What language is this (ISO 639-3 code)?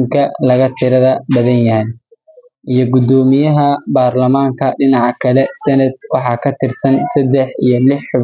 som